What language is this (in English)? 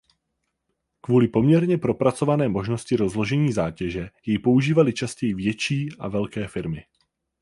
Czech